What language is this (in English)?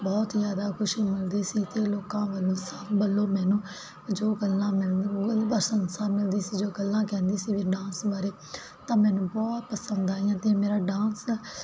Punjabi